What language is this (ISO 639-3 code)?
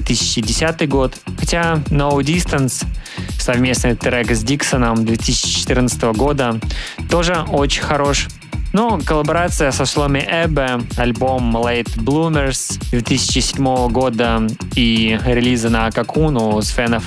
rus